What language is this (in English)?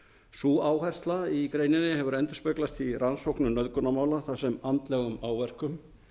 Icelandic